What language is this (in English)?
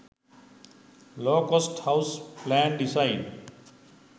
Sinhala